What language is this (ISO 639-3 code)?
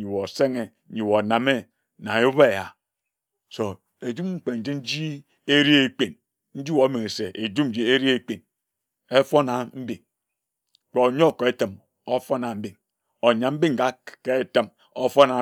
etu